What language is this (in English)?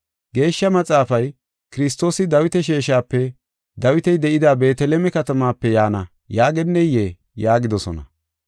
Gofa